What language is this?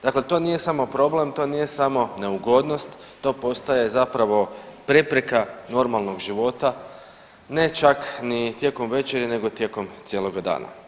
Croatian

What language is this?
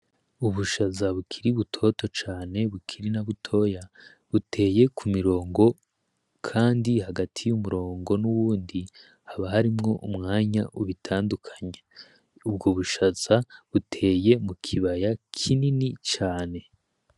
Rundi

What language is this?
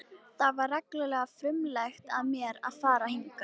Icelandic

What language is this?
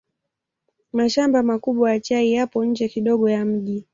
Swahili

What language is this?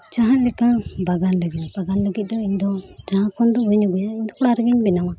Santali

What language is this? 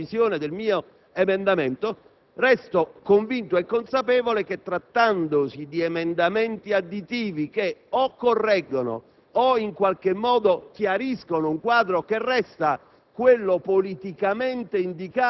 Italian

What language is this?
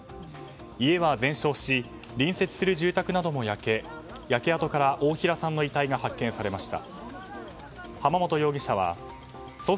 Japanese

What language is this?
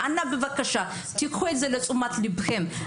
Hebrew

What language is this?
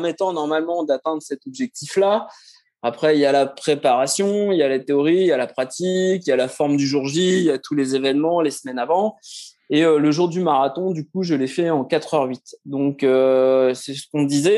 French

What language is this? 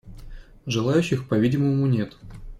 Russian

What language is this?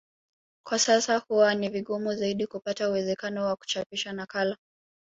Swahili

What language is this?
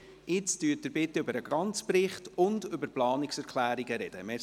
Swiss German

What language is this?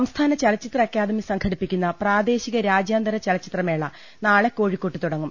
Malayalam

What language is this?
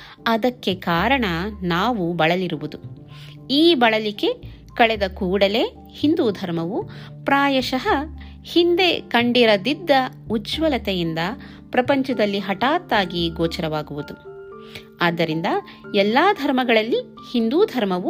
Kannada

